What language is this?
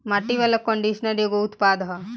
Bhojpuri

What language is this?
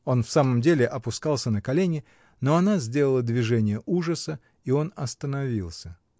Russian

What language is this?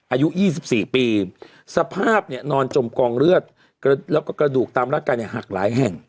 Thai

